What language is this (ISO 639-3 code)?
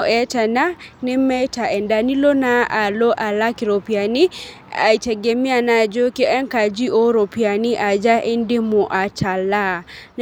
mas